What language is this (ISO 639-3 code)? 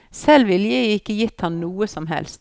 nor